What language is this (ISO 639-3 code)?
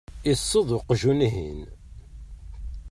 kab